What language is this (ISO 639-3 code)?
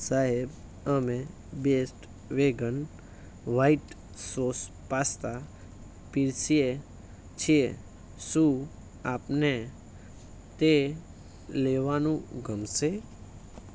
guj